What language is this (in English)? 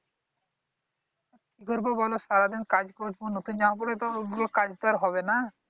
Bangla